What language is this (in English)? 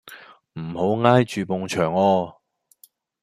Cantonese